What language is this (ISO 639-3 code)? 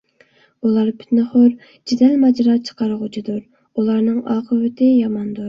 uig